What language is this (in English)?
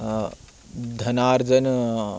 Sanskrit